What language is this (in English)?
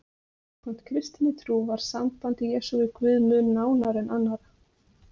Icelandic